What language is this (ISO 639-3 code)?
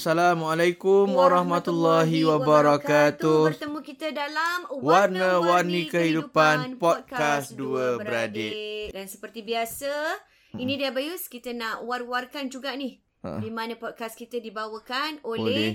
msa